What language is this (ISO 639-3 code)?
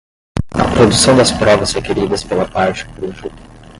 por